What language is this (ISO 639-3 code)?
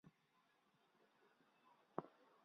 zho